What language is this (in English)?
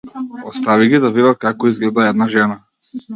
Macedonian